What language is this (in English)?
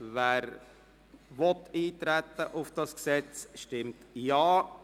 Swiss German